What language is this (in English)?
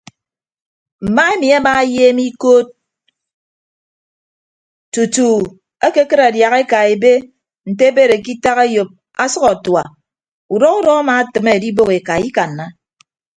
Ibibio